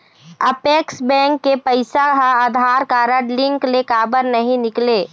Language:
Chhattisgarhi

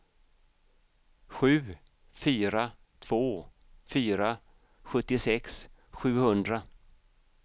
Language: Swedish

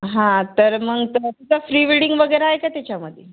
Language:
Marathi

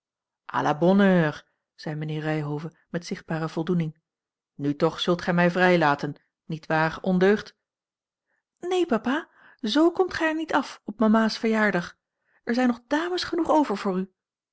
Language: Dutch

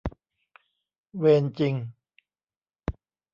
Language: Thai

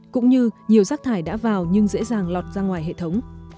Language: Vietnamese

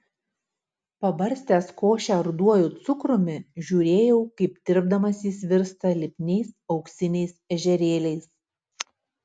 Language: Lithuanian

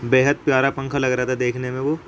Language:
Urdu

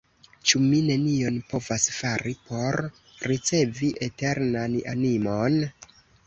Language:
Esperanto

